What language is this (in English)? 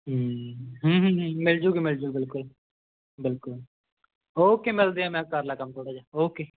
Punjabi